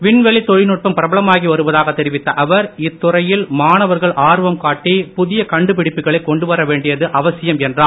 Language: Tamil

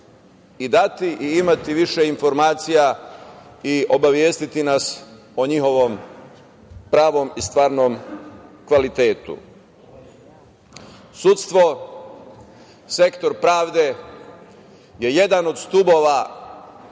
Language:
Serbian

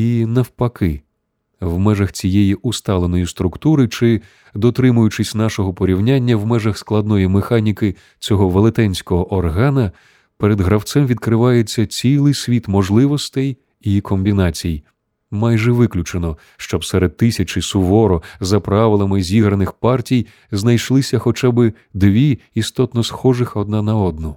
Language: Ukrainian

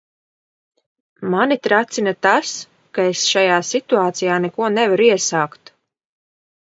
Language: Latvian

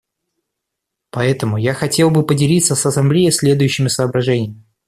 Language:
Russian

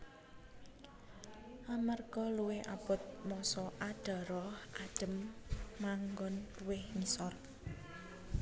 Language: Javanese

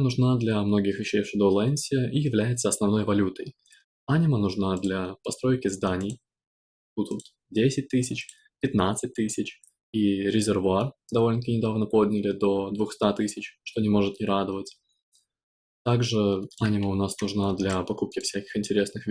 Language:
Russian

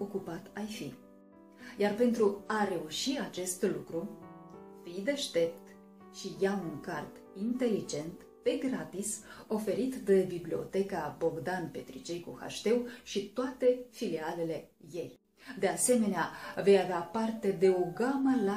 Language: Romanian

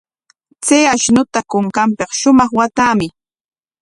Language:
Corongo Ancash Quechua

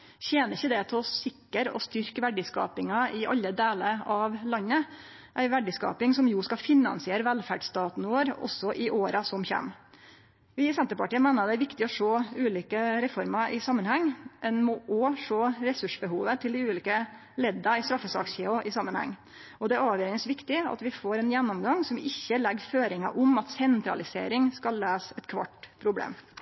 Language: Norwegian Nynorsk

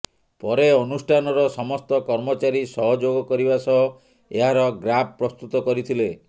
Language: Odia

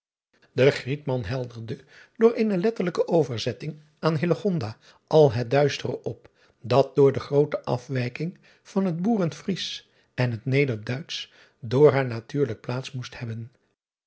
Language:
Dutch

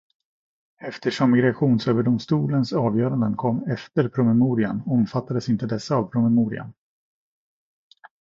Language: Swedish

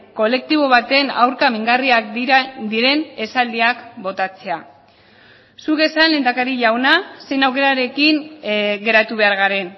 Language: Basque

